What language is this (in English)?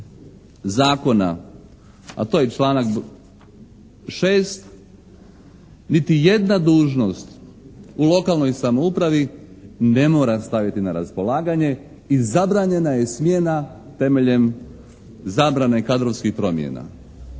Croatian